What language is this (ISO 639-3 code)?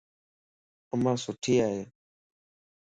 lss